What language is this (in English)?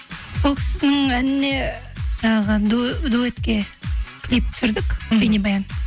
Kazakh